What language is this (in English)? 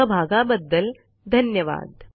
Marathi